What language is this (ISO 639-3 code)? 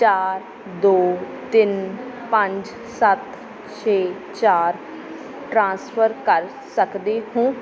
pan